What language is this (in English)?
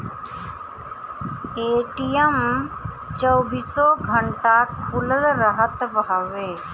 Bhojpuri